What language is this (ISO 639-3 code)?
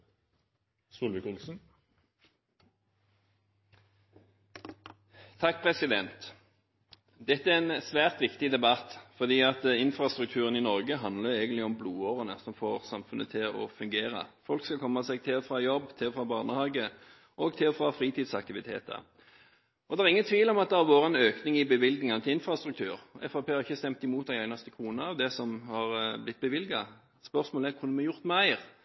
nor